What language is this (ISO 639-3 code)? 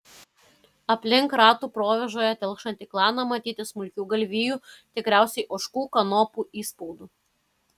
lit